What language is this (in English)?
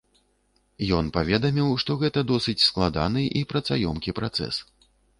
Belarusian